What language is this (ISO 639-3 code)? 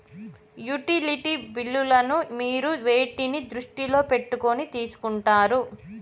tel